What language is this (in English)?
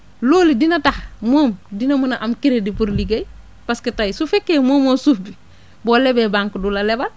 Wolof